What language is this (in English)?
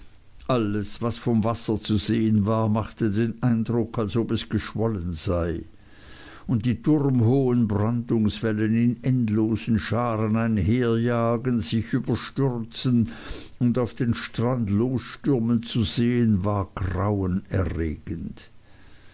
German